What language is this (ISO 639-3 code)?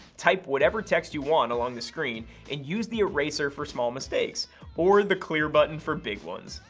eng